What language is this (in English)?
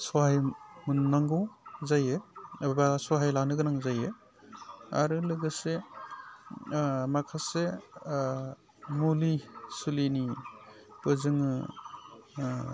Bodo